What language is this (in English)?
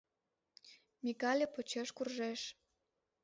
Mari